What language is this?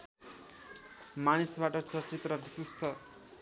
Nepali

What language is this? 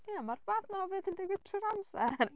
Welsh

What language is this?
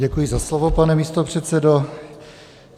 Czech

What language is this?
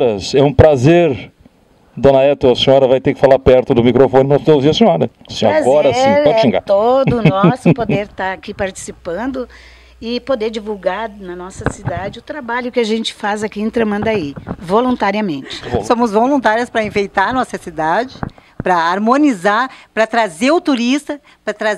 Portuguese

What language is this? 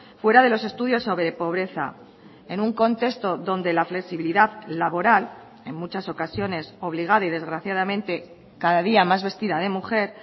Spanish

